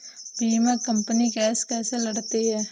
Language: Hindi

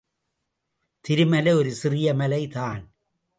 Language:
Tamil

